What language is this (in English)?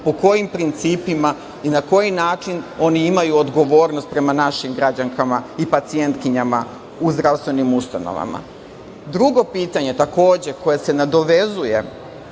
Serbian